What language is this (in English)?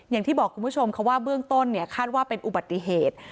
Thai